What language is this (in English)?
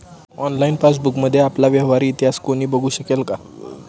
Marathi